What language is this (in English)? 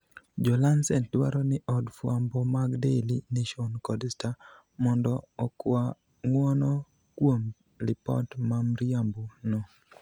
Luo (Kenya and Tanzania)